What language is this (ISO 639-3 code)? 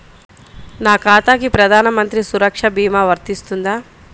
tel